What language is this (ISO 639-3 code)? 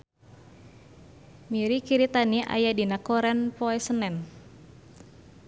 sun